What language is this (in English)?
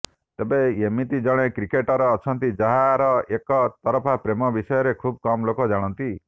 Odia